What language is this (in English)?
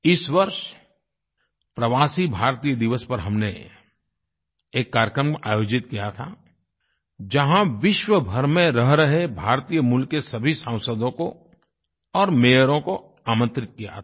Hindi